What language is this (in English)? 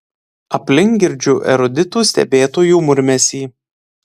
Lithuanian